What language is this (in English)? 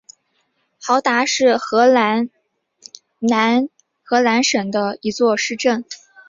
Chinese